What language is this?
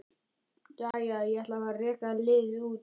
Icelandic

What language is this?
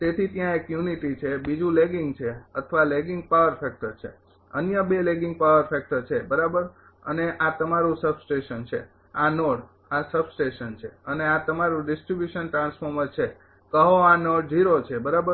Gujarati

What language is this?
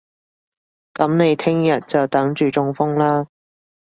Cantonese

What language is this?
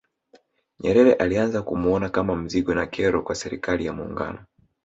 Swahili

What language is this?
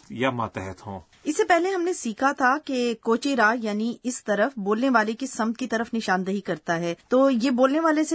Urdu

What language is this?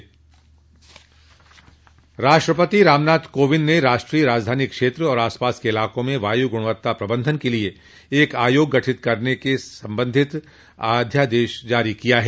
Hindi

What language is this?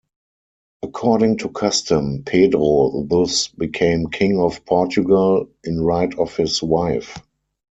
English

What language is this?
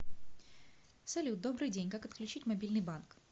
Russian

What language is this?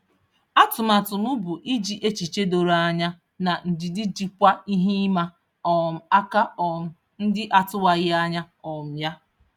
Igbo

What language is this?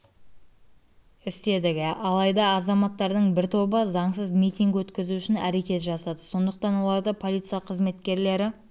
Kazakh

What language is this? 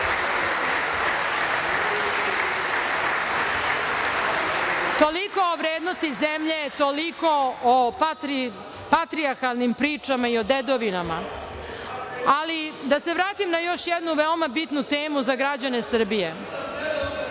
Serbian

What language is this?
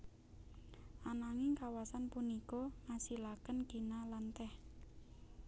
Javanese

